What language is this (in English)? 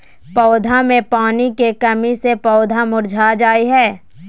Magahi